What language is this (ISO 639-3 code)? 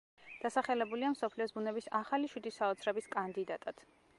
kat